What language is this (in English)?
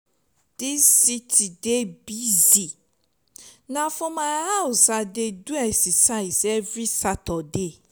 Nigerian Pidgin